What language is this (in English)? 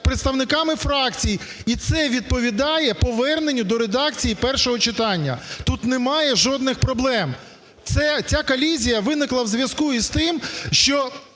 Ukrainian